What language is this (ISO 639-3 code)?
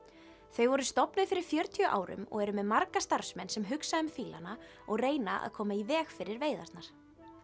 isl